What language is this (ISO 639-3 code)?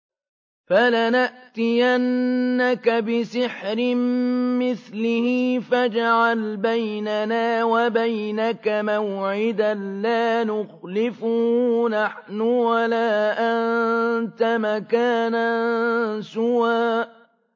ara